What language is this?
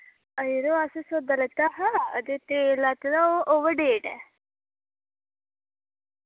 Dogri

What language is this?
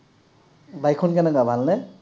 Assamese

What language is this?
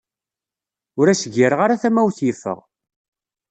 Kabyle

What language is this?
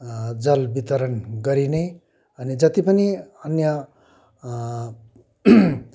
Nepali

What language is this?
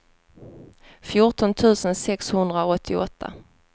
Swedish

